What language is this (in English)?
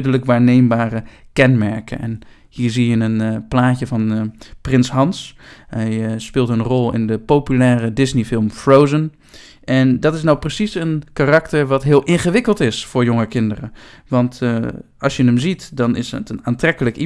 Dutch